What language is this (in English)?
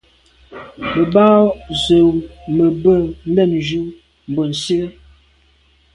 Medumba